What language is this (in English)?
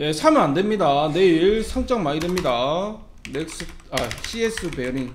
Korean